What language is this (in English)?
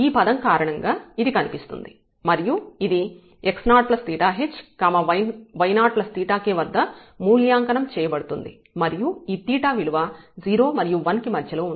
Telugu